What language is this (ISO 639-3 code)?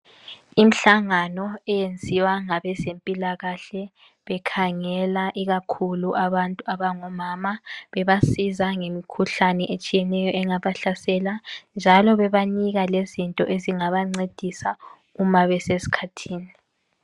nde